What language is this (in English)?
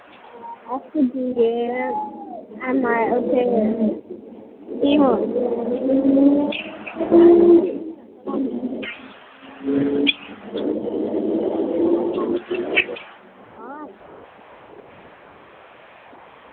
Dogri